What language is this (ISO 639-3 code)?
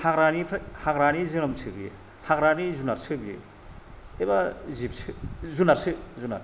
brx